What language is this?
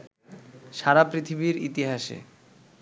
Bangla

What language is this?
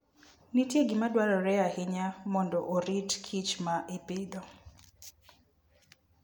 Luo (Kenya and Tanzania)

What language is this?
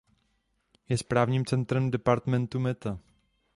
Czech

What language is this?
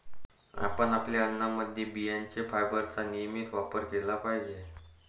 Marathi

